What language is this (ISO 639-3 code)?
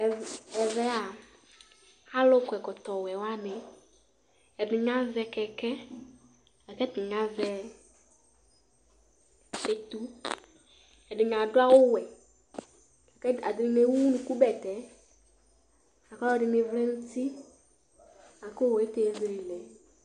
kpo